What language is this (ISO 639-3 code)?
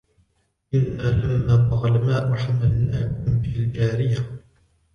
ara